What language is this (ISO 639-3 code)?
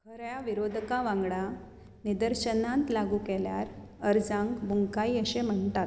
kok